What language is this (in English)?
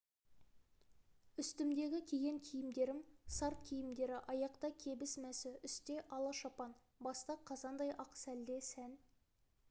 Kazakh